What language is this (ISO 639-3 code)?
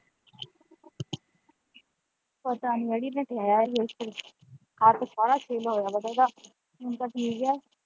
pan